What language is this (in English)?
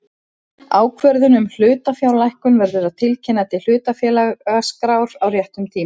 Icelandic